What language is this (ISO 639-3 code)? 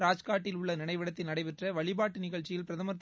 tam